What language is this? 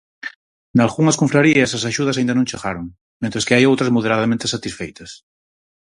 Galician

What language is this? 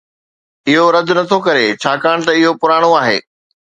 Sindhi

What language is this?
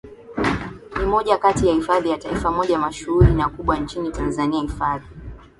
Swahili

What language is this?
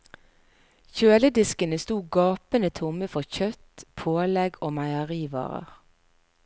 Norwegian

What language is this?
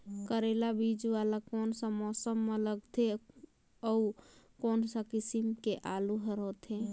Chhattisgarhi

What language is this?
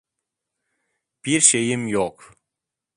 Turkish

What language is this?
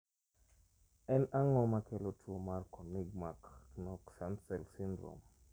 Luo (Kenya and Tanzania)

